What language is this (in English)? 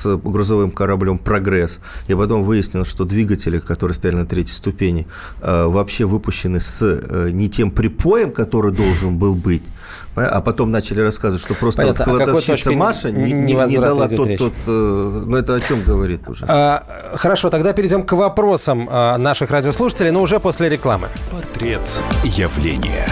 Russian